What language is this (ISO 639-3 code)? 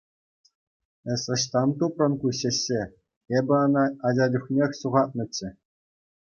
chv